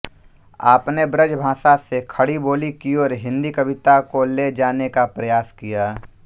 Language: Hindi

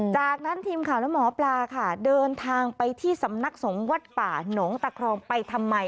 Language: Thai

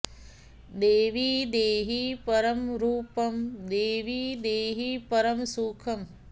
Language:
Sanskrit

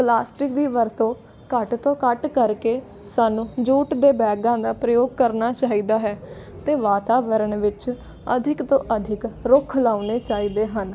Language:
Punjabi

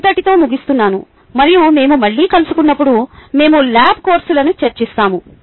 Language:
Telugu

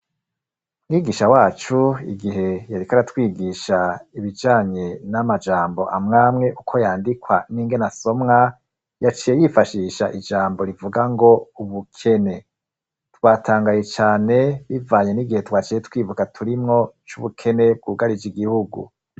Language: Rundi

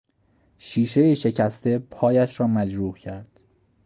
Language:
Persian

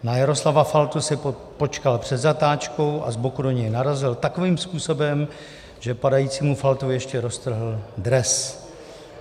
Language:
Czech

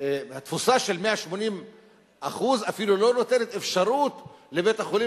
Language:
Hebrew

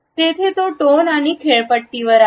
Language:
Marathi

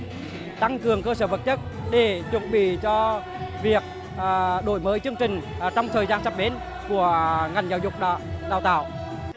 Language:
Vietnamese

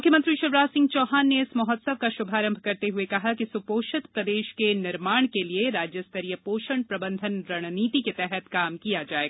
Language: Hindi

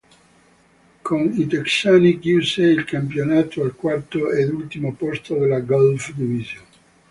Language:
Italian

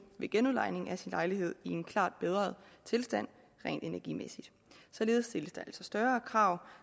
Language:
Danish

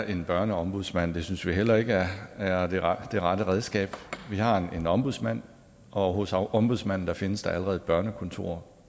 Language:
Danish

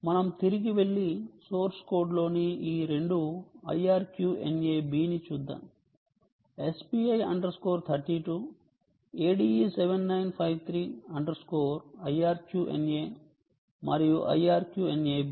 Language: Telugu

